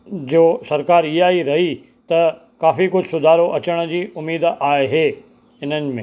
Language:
Sindhi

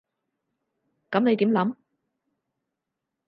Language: Cantonese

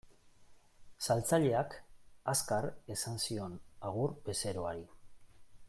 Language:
Basque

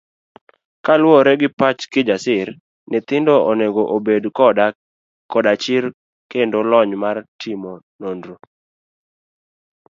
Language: Luo (Kenya and Tanzania)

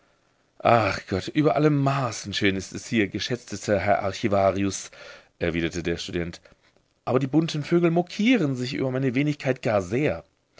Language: German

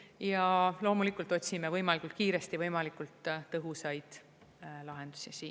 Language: Estonian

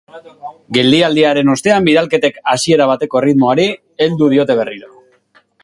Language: Basque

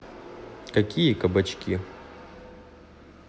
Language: Russian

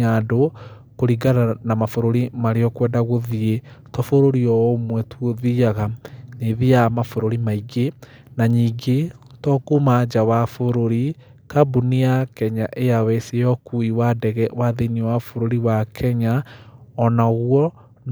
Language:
Kikuyu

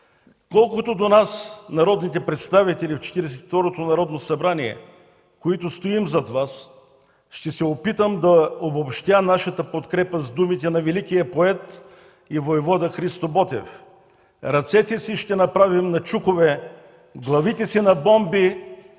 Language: Bulgarian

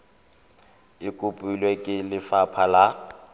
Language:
Tswana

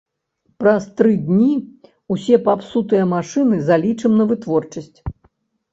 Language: Belarusian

